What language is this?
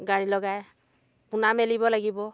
Assamese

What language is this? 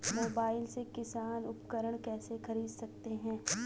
Hindi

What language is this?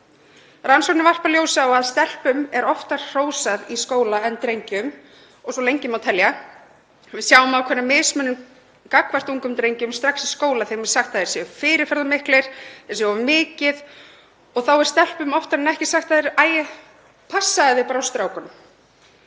Icelandic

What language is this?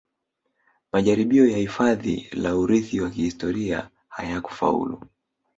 Swahili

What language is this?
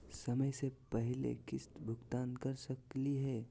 Magahi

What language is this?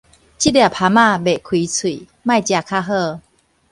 Min Nan Chinese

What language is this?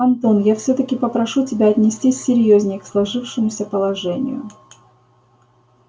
Russian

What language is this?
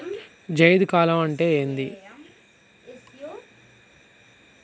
Telugu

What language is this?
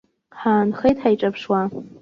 Abkhazian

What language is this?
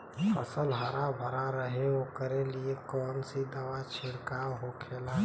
Bhojpuri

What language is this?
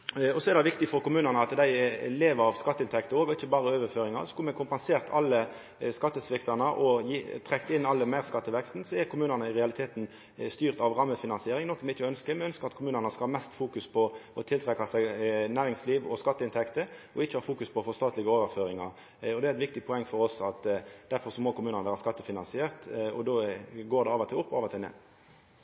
Norwegian Nynorsk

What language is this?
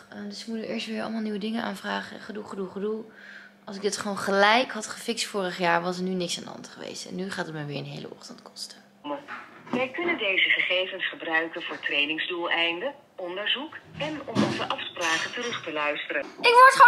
Dutch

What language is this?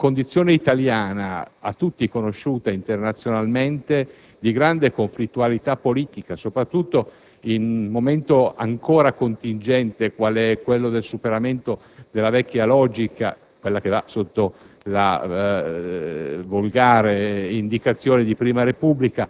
Italian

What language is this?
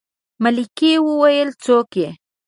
Pashto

